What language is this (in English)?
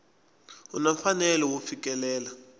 Tsonga